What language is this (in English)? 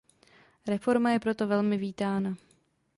Czech